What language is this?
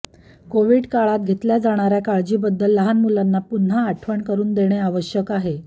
Marathi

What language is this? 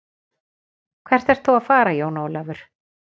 Icelandic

